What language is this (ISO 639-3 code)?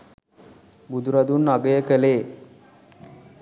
sin